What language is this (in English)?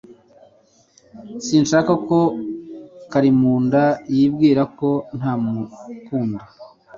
Kinyarwanda